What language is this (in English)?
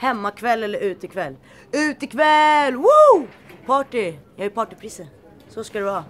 Swedish